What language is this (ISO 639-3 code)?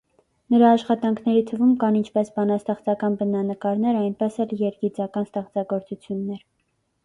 hye